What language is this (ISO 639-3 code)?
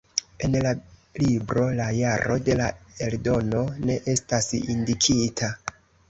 epo